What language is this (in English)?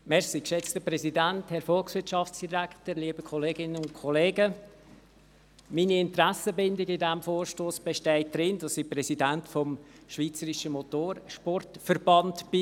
Swiss German